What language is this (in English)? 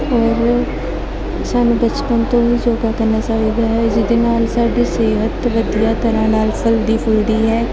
Punjabi